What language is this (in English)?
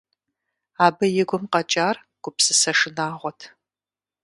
Kabardian